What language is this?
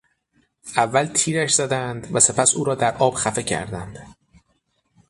Persian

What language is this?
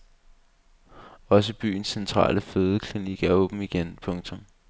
Danish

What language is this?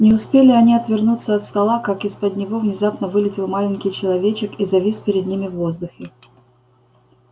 Russian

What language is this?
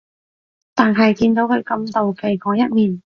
Cantonese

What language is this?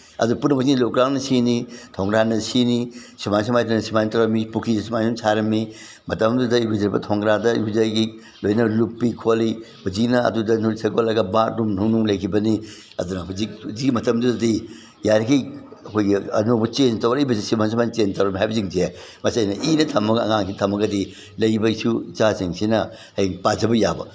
Manipuri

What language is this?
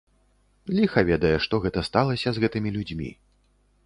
Belarusian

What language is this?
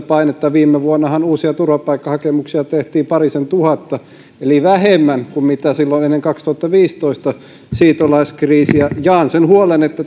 Finnish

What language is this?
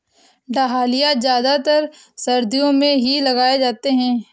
Hindi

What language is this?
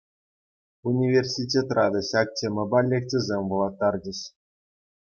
Chuvash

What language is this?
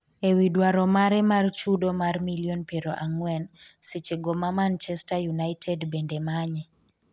Luo (Kenya and Tanzania)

